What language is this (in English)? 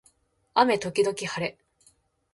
Japanese